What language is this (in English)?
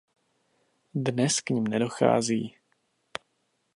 Czech